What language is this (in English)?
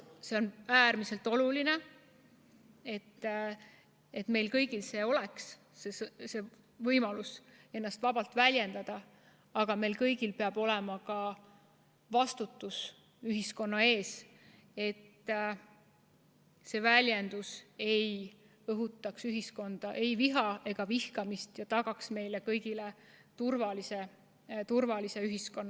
Estonian